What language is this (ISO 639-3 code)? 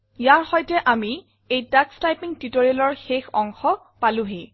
asm